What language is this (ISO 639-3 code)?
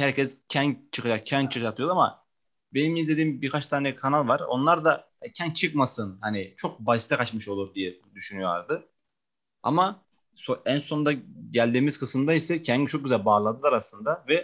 tur